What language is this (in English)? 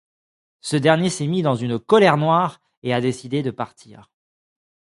French